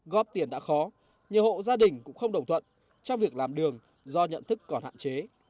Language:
Vietnamese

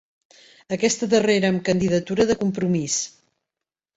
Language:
Catalan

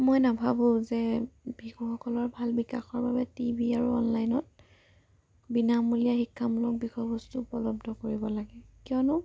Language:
Assamese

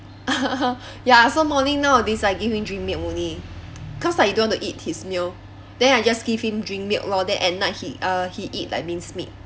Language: English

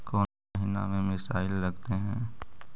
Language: Magahi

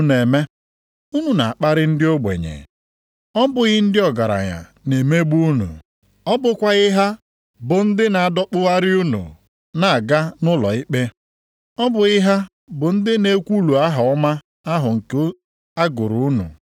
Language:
Igbo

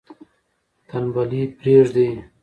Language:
Pashto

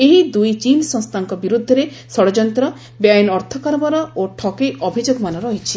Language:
Odia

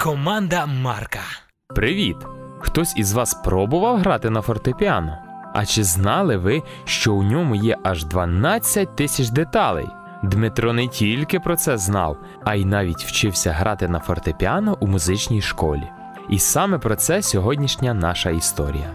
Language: Ukrainian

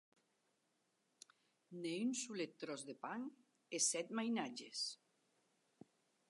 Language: Occitan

